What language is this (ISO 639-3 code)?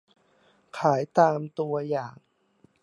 tha